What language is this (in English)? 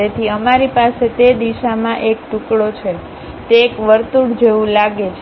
Gujarati